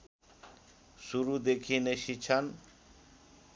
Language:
Nepali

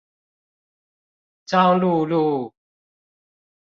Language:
Chinese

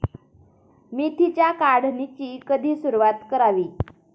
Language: Marathi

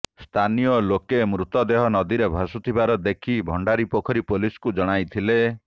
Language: Odia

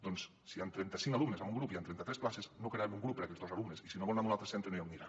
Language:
Catalan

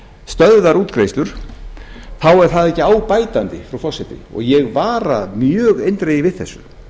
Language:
Icelandic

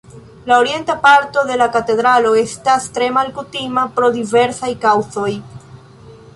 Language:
Esperanto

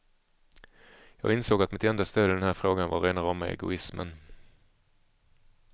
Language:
Swedish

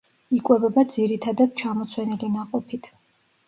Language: Georgian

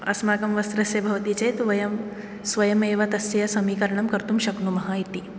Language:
Sanskrit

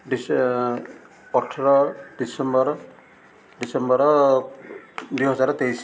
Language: Odia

